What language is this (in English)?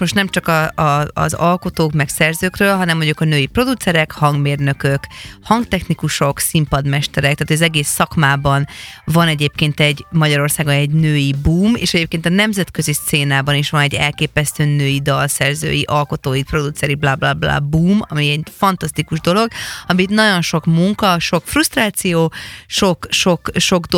Hungarian